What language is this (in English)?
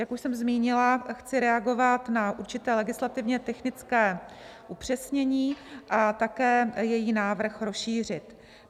Czech